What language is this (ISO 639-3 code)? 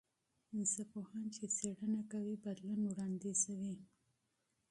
pus